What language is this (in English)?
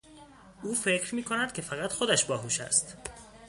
Persian